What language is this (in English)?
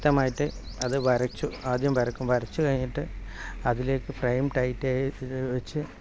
Malayalam